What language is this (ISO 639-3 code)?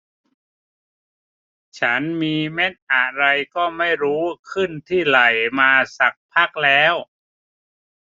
tha